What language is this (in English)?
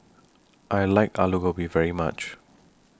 English